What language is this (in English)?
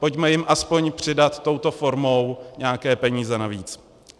Czech